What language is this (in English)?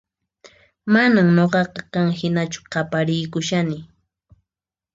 Puno Quechua